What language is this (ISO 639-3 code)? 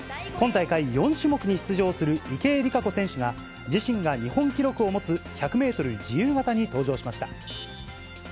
jpn